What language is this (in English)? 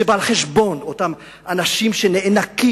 Hebrew